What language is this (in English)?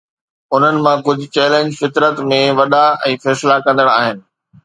Sindhi